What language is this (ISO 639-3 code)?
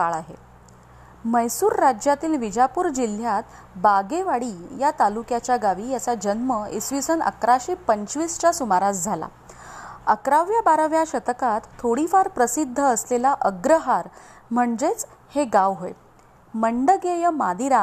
mar